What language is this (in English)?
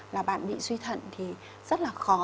Vietnamese